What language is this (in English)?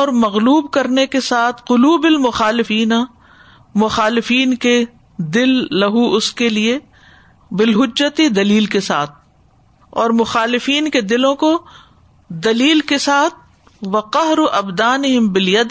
Urdu